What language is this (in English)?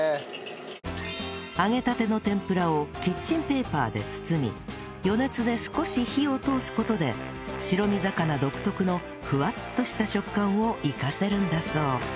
Japanese